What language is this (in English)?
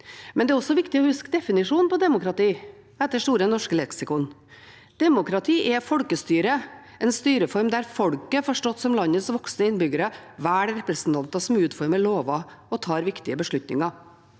Norwegian